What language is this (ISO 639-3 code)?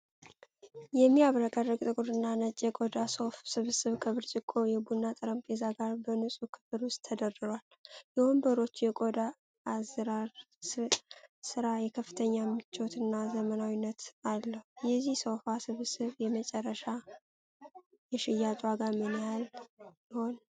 amh